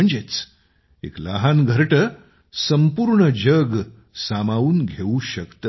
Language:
Marathi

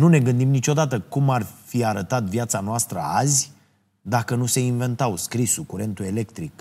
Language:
Romanian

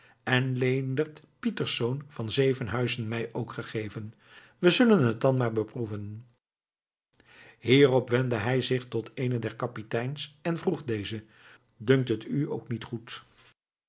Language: Dutch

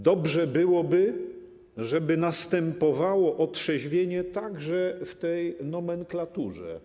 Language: Polish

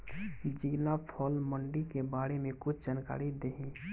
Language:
Bhojpuri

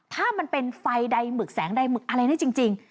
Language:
Thai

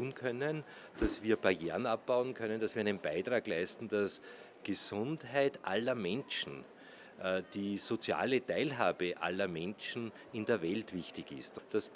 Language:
German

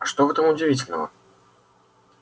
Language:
Russian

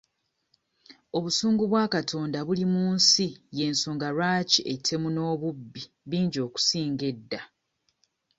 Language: Ganda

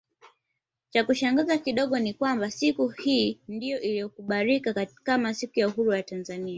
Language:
Swahili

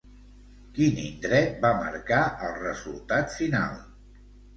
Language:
Catalan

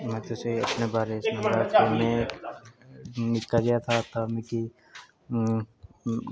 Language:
Dogri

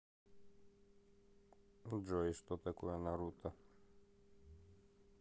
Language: Russian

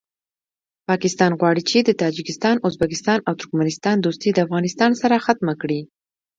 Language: Pashto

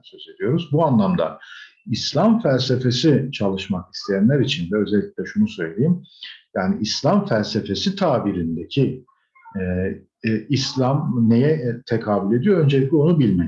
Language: Turkish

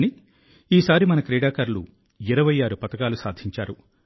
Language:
Telugu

